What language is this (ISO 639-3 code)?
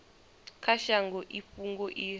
ven